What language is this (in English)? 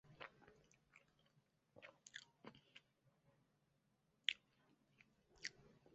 Chinese